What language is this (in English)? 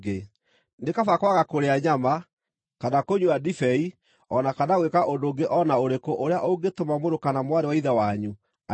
Kikuyu